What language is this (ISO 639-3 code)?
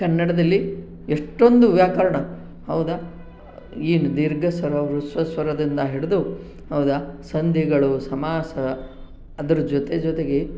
kan